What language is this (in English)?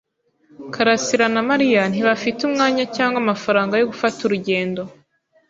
Kinyarwanda